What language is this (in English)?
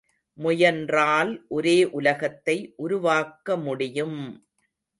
Tamil